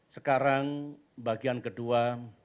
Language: Indonesian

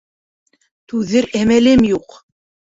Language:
Bashkir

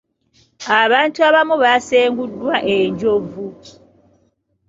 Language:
Ganda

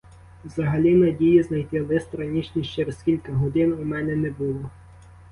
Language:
Ukrainian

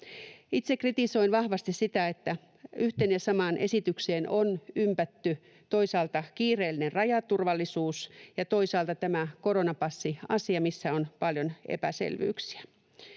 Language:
Finnish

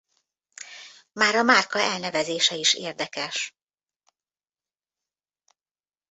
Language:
Hungarian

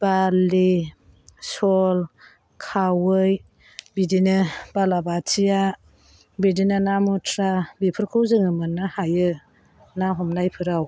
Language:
Bodo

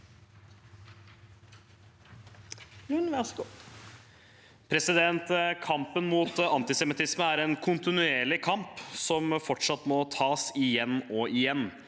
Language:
Norwegian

